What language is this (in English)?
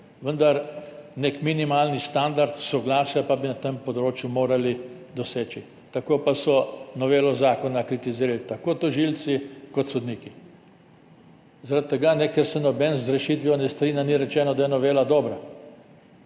Slovenian